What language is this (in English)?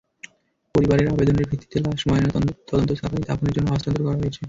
Bangla